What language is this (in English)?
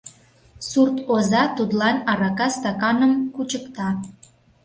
Mari